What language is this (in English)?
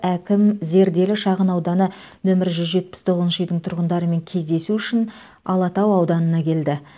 Kazakh